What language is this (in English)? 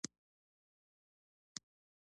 Pashto